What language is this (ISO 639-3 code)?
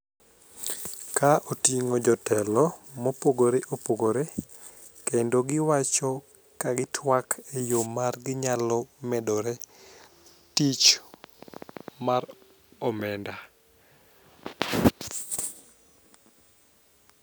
luo